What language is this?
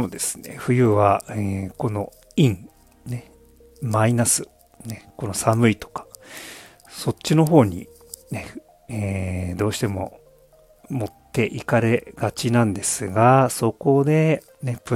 Japanese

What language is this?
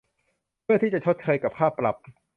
Thai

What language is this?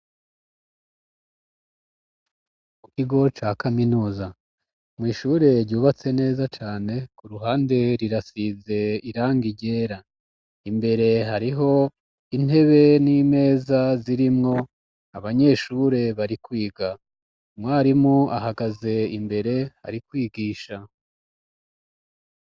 Rundi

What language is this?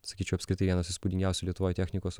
Lithuanian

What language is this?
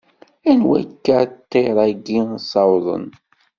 Kabyle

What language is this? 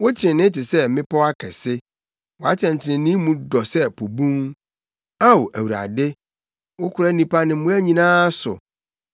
Akan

